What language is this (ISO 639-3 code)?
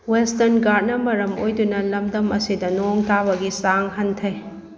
mni